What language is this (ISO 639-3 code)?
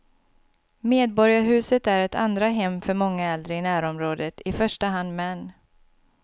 swe